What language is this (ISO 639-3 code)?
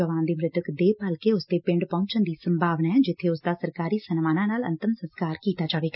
pan